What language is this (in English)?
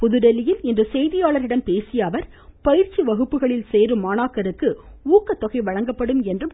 Tamil